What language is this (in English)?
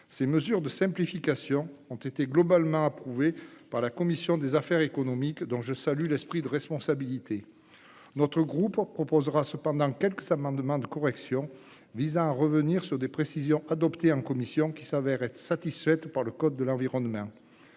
French